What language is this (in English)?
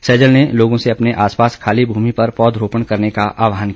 Hindi